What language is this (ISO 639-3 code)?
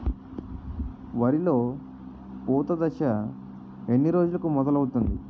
tel